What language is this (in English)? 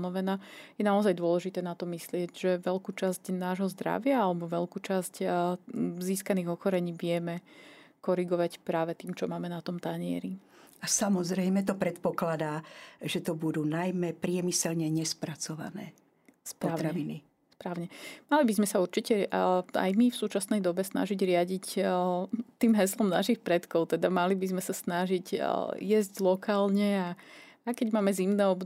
Slovak